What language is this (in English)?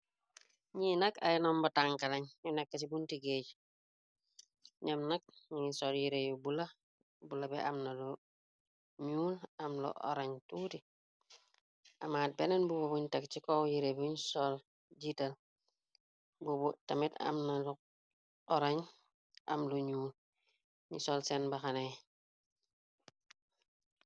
Wolof